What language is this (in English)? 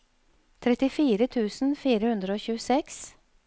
Norwegian